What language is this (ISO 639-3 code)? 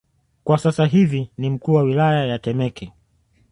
swa